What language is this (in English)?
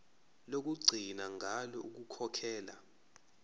Zulu